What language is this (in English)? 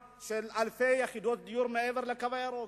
Hebrew